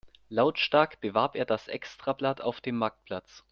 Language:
German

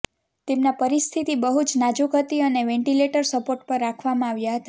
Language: Gujarati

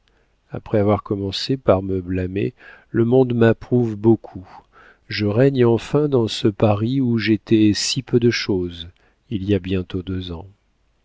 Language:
French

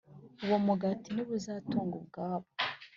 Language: Kinyarwanda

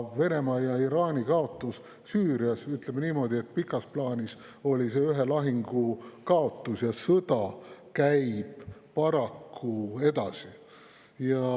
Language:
Estonian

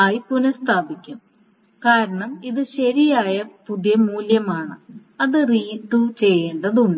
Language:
Malayalam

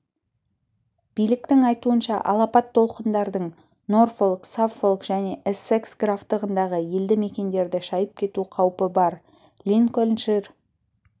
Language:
Kazakh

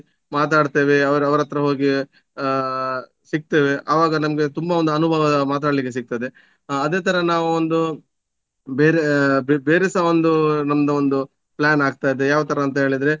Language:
Kannada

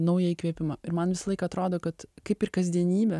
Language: Lithuanian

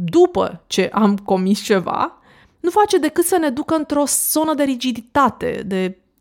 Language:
Romanian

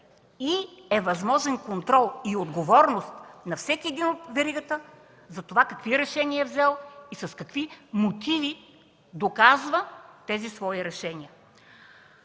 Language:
Bulgarian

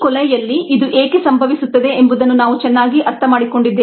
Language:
Kannada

